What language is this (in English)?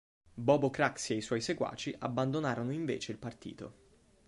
Italian